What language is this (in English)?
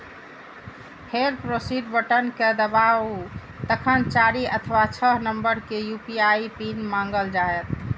Maithili